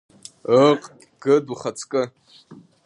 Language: Abkhazian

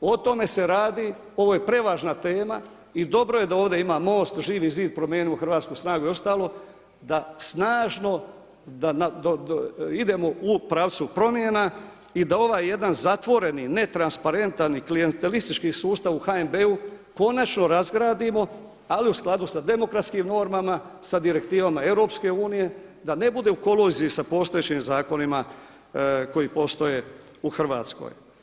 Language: Croatian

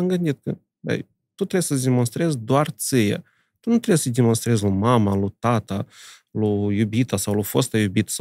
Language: Romanian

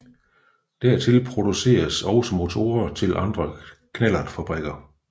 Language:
Danish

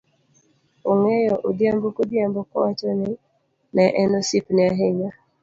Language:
Luo (Kenya and Tanzania)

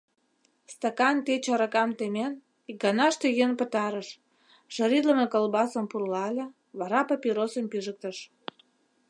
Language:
Mari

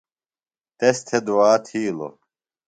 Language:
Phalura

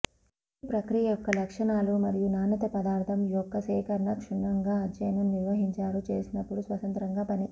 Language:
Telugu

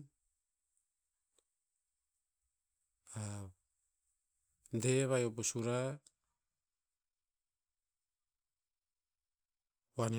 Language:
Tinputz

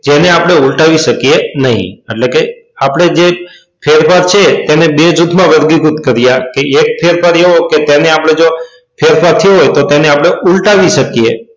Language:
Gujarati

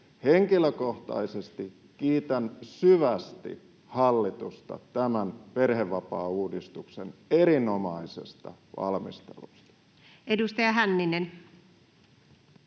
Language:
Finnish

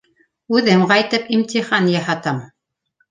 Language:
Bashkir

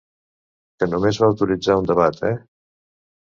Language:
Catalan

